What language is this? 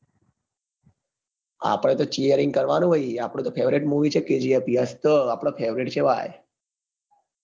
Gujarati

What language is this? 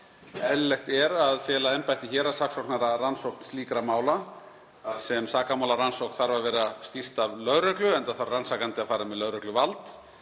Icelandic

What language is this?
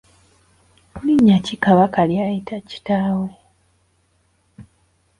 Ganda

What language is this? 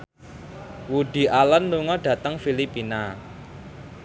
Javanese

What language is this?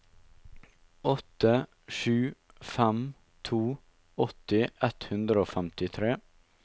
Norwegian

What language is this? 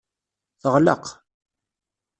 Kabyle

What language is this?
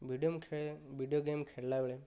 Odia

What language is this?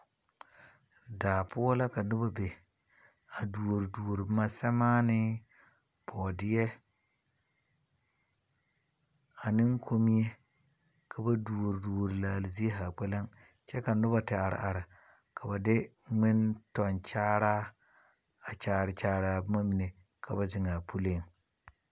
Southern Dagaare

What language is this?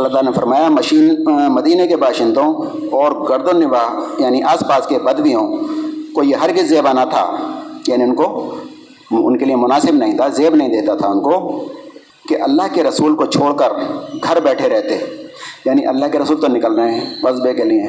Urdu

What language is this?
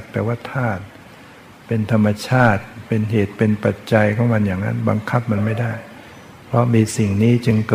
Thai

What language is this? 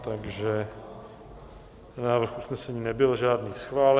Czech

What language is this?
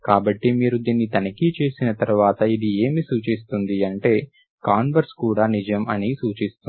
Telugu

